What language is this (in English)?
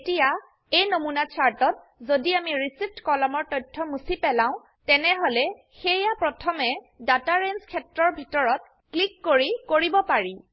Assamese